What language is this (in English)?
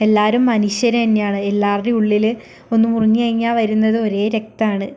Malayalam